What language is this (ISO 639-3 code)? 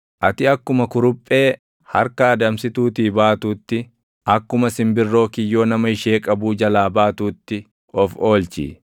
orm